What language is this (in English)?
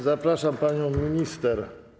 Polish